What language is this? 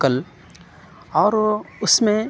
Urdu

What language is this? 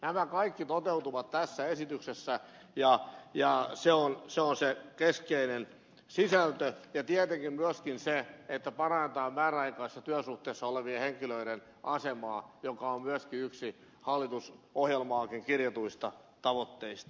Finnish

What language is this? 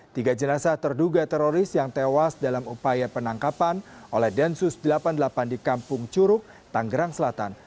Indonesian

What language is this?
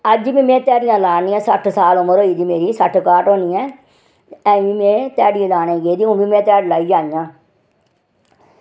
Dogri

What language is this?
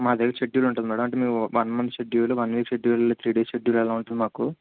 Telugu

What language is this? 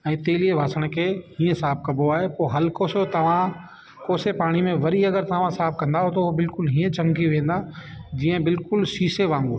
Sindhi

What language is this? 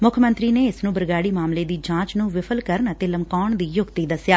Punjabi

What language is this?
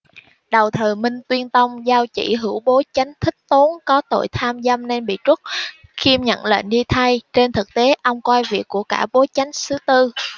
Vietnamese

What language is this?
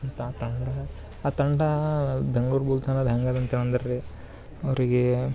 Kannada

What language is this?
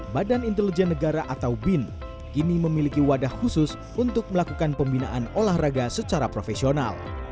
Indonesian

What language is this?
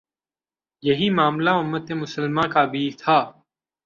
Urdu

